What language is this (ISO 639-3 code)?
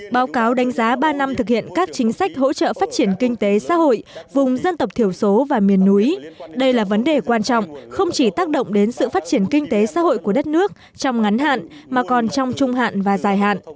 vie